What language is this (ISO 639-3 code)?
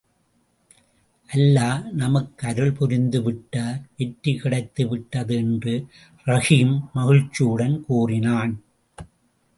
tam